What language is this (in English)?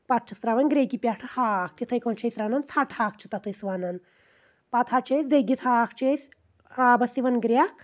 Kashmiri